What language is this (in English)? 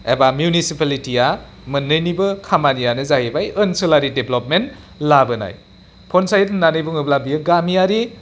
Bodo